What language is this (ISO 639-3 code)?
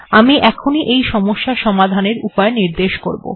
ben